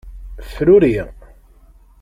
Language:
Kabyle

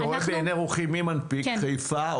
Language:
Hebrew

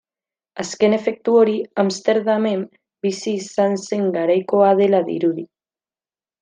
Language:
Basque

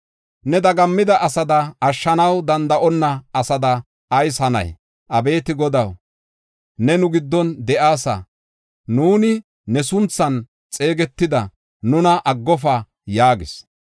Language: Gofa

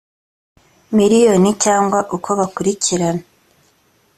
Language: Kinyarwanda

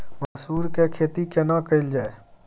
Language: Maithili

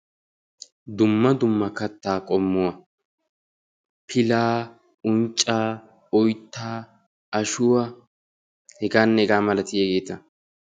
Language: Wolaytta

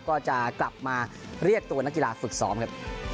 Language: Thai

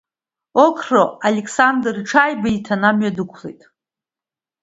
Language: Abkhazian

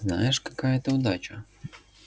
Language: Russian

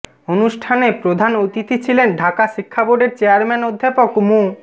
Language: Bangla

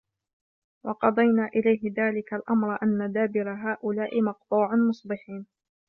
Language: Arabic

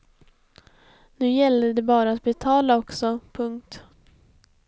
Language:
Swedish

